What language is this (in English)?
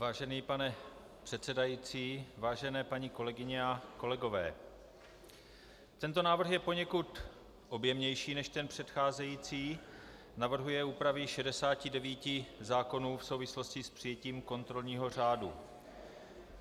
Czech